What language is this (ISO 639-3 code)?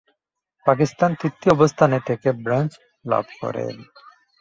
ben